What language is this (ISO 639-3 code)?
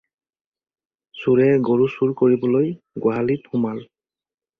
asm